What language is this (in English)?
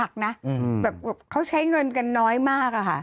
Thai